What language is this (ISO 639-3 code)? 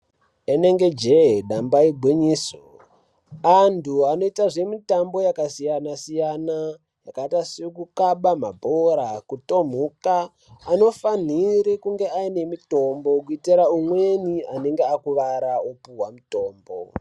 ndc